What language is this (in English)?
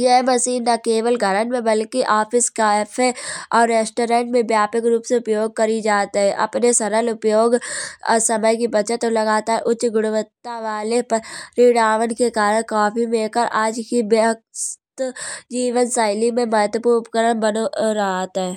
Kanauji